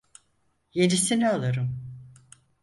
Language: Turkish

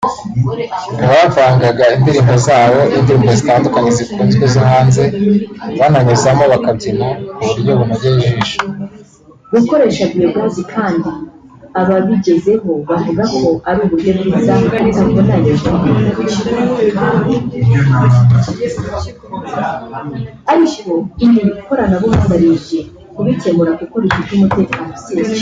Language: Kinyarwanda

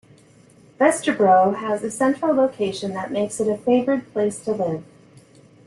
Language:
English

